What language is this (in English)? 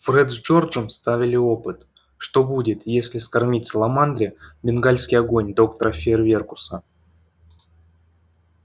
Russian